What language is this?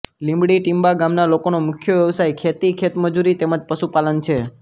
Gujarati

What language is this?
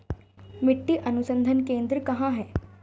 Hindi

